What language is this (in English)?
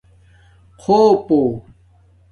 Domaaki